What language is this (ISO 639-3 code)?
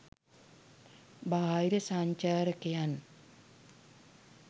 sin